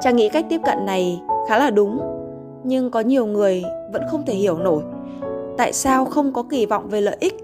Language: Vietnamese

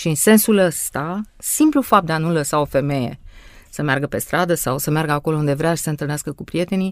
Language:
Romanian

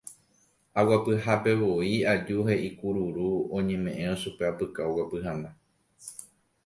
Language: Guarani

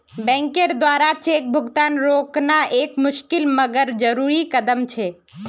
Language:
Magahi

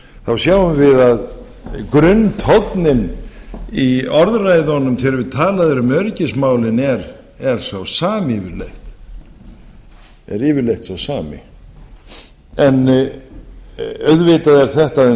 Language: Icelandic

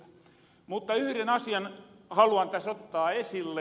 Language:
Finnish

